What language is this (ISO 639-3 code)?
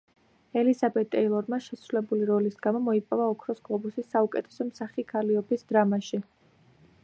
kat